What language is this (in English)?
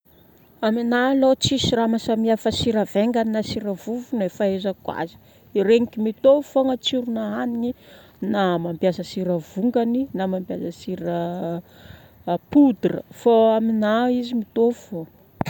Northern Betsimisaraka Malagasy